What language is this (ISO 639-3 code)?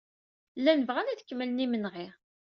kab